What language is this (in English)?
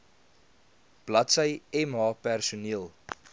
Afrikaans